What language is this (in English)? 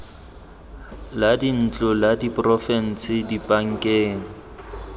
Tswana